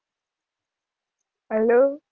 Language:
Gujarati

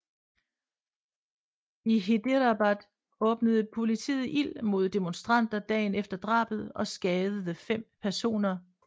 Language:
Danish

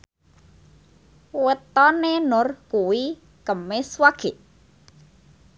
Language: Javanese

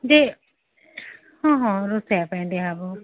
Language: Odia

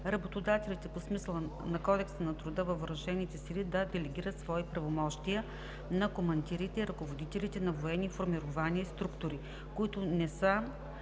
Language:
Bulgarian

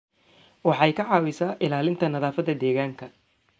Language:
Somali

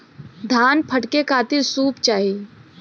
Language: Bhojpuri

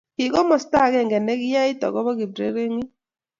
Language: Kalenjin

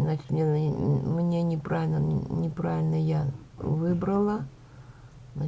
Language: Russian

